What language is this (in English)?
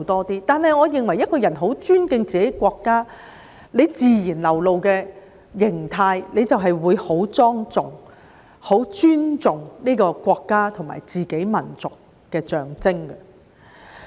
Cantonese